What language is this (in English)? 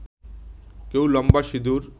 Bangla